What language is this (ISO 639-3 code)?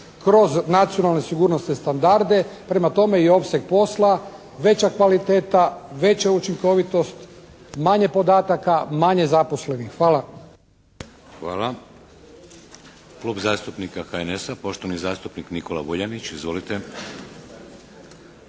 hrv